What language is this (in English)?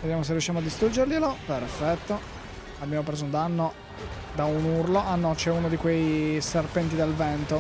Italian